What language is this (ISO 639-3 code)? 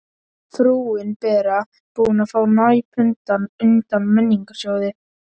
isl